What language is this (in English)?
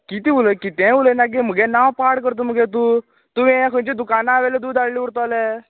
Konkani